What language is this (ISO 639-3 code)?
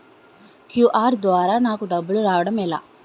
tel